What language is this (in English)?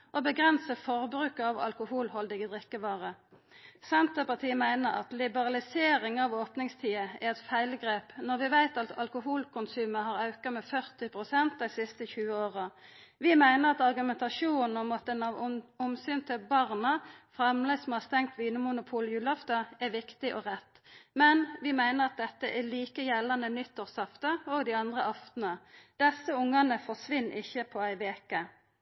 Norwegian Nynorsk